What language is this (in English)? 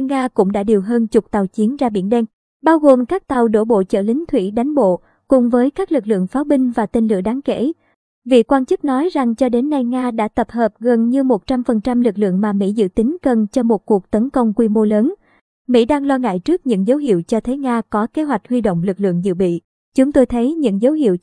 Vietnamese